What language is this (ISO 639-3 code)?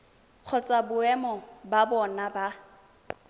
tsn